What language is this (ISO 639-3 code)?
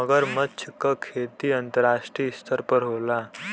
bho